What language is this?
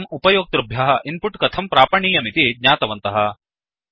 Sanskrit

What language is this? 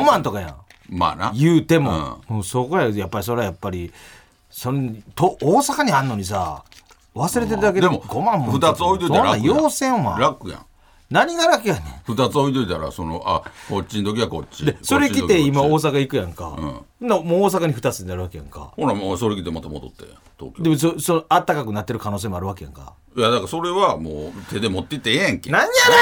Japanese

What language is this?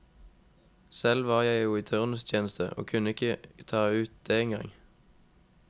Norwegian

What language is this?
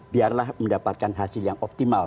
Indonesian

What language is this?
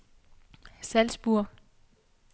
Danish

